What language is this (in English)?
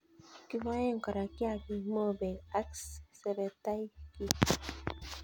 Kalenjin